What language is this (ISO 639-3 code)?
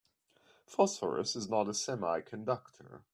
eng